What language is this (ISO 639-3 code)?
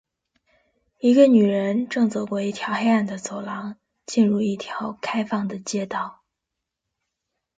zho